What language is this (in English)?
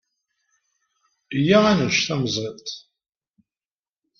Kabyle